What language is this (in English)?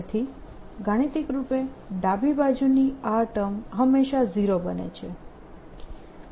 Gujarati